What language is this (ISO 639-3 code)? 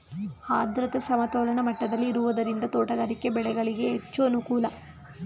kan